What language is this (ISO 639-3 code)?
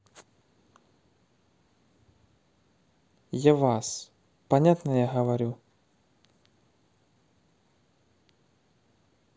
rus